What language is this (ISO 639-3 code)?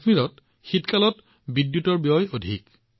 asm